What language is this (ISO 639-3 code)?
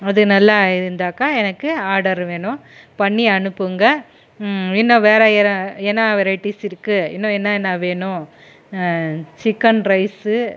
tam